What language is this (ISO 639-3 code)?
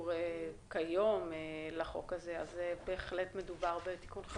heb